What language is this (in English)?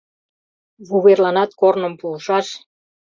Mari